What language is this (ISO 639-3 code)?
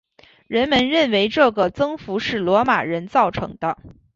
zho